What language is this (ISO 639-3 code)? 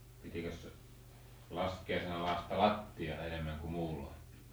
fin